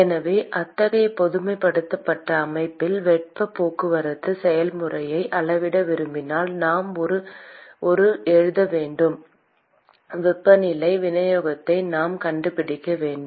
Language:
Tamil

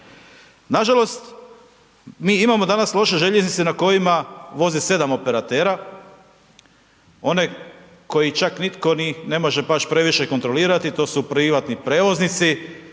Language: Croatian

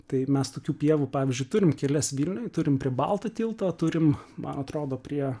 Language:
Lithuanian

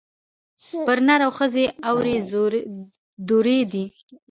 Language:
Pashto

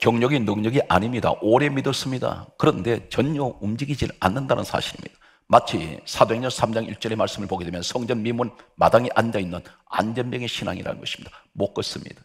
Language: Korean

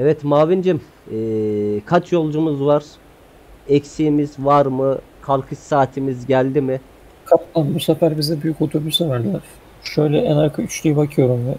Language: Turkish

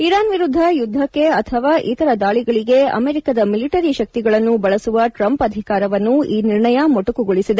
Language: Kannada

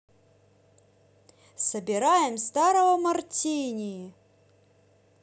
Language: Russian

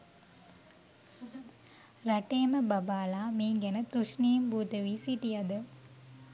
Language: Sinhala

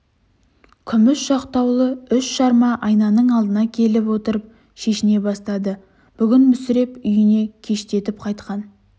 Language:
Kazakh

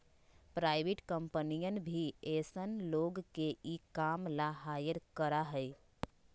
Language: Magahi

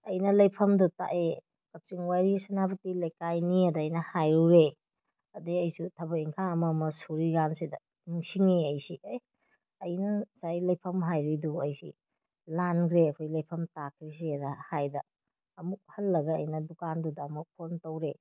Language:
Manipuri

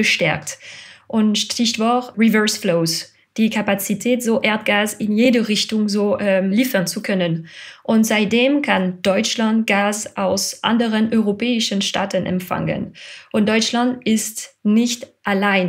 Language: German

